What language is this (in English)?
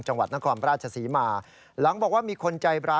Thai